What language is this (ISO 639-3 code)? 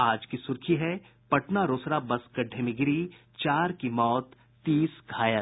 hin